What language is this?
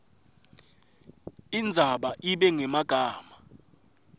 Swati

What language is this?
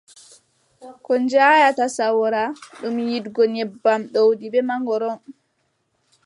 Adamawa Fulfulde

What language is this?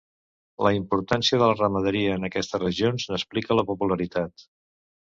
Catalan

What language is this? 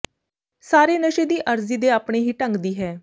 Punjabi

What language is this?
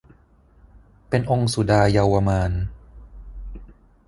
Thai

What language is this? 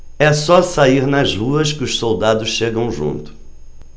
Portuguese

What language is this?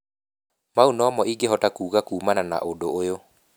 Kikuyu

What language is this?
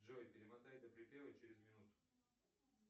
Russian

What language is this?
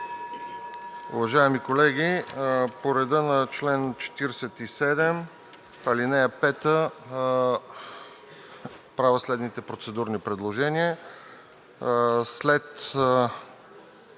Bulgarian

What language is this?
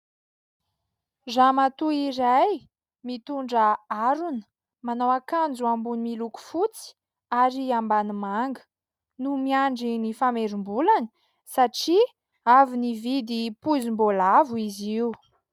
Malagasy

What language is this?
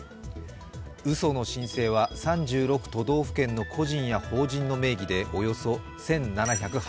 Japanese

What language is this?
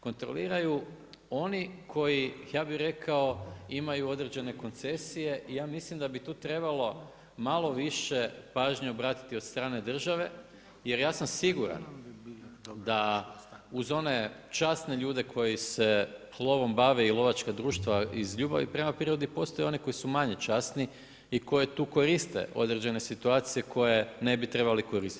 Croatian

